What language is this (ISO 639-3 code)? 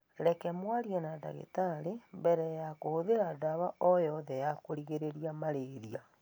kik